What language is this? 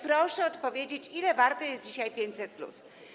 Polish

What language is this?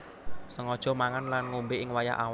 Javanese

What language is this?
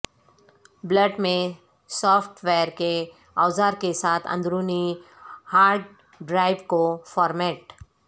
Urdu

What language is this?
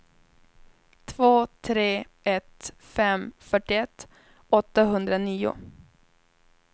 Swedish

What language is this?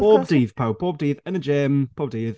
Welsh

